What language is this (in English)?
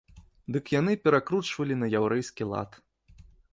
Belarusian